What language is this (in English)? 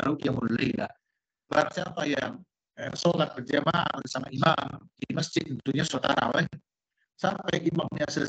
Indonesian